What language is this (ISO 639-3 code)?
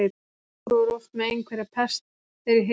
isl